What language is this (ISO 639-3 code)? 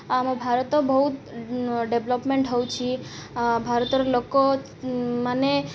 ori